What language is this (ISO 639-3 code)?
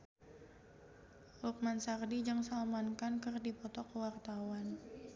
sun